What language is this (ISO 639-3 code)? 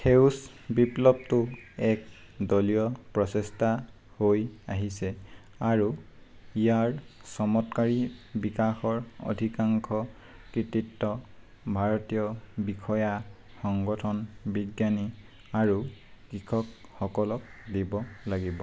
asm